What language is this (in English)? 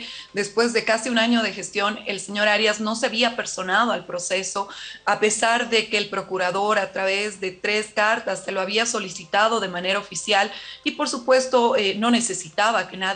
Spanish